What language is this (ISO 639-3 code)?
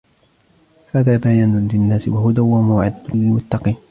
ara